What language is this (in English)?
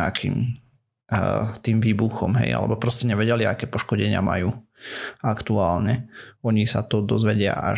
Slovak